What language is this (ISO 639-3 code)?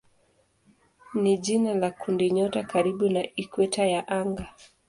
swa